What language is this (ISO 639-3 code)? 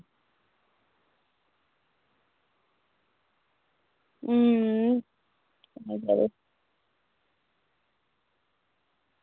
doi